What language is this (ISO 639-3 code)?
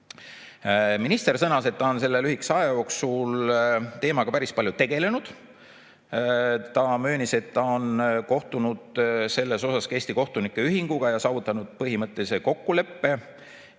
est